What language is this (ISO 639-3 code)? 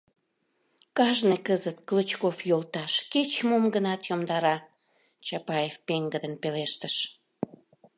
chm